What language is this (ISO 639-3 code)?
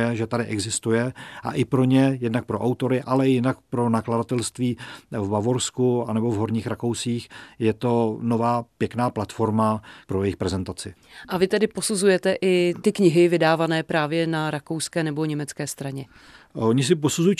ces